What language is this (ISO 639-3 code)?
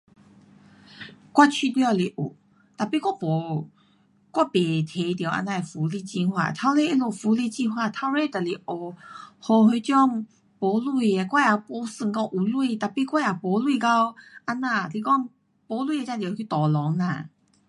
cpx